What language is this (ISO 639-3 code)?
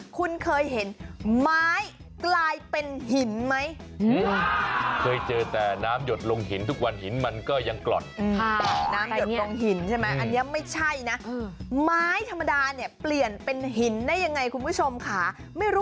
tha